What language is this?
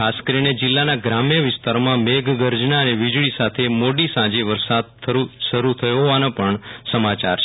Gujarati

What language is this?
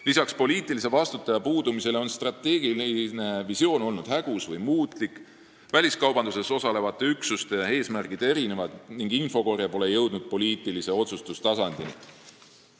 Estonian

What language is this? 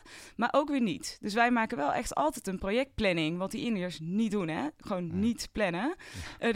Dutch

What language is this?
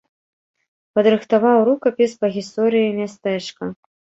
Belarusian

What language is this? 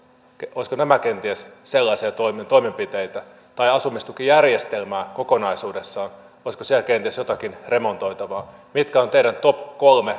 Finnish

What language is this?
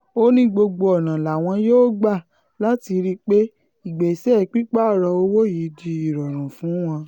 Yoruba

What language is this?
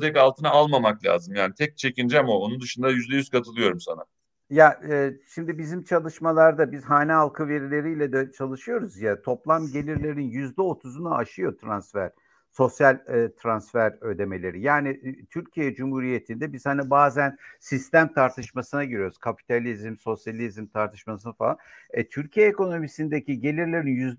Turkish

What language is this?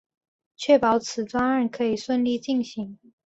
Chinese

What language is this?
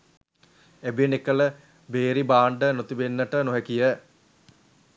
Sinhala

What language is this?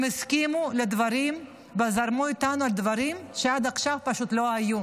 Hebrew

